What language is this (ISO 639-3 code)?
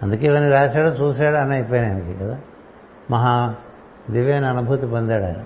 tel